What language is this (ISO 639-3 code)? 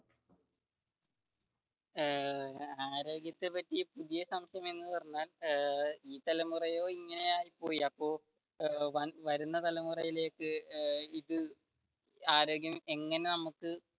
mal